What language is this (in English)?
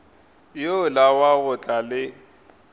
Northern Sotho